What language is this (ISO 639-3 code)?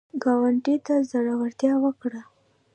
pus